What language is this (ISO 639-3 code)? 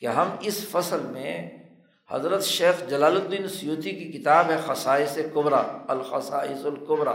urd